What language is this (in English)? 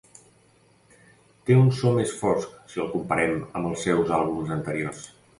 Catalan